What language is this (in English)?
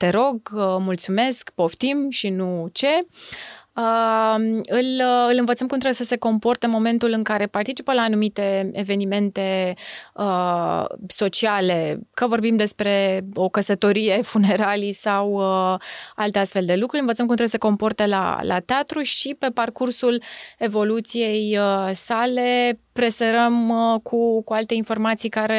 Romanian